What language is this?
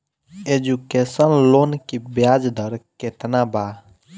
Bhojpuri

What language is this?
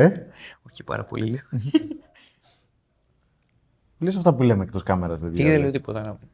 Greek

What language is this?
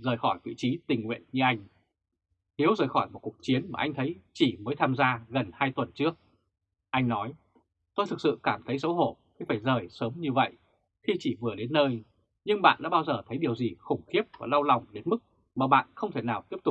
Vietnamese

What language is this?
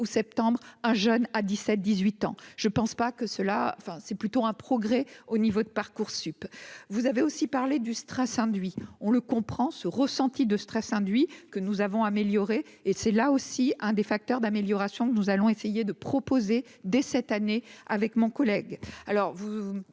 French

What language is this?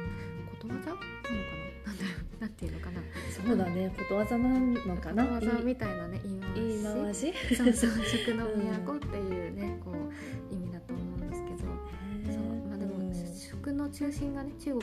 Japanese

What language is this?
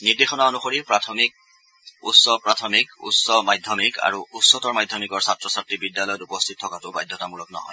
Assamese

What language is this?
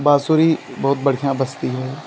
Hindi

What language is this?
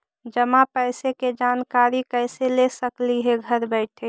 Magahi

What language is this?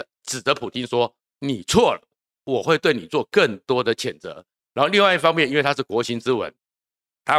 Chinese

